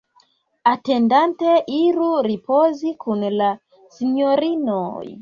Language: Esperanto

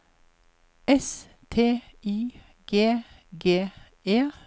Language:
Norwegian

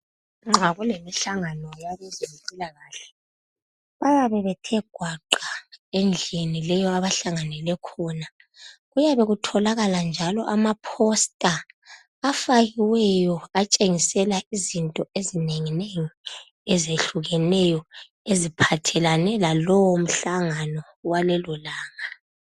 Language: North Ndebele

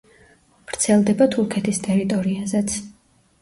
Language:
Georgian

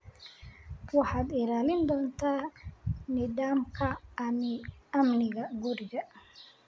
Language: Somali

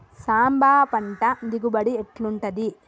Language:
Telugu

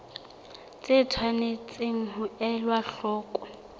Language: Southern Sotho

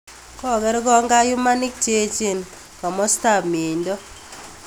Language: Kalenjin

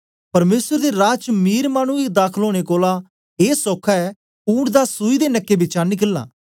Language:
Dogri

